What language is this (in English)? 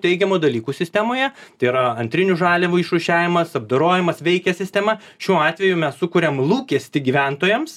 Lithuanian